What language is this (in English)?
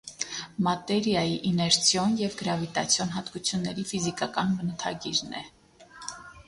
Armenian